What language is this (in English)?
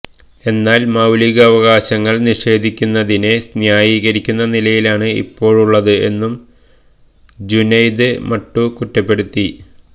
Malayalam